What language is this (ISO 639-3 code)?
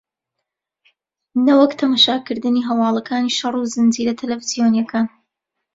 ckb